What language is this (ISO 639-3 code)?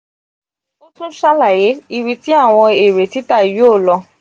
yor